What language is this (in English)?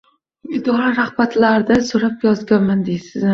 Uzbek